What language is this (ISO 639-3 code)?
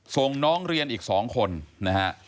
tha